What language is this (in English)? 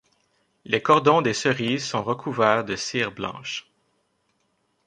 French